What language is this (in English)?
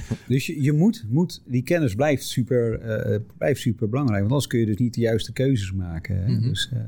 Dutch